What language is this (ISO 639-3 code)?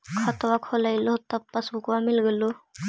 mag